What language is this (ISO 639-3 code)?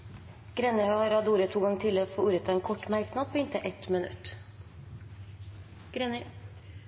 nob